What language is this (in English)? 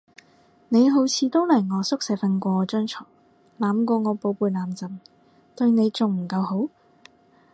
Cantonese